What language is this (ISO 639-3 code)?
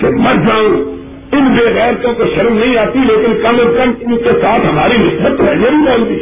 urd